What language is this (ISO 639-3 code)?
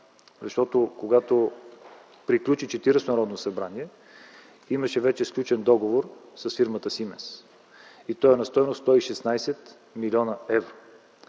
bul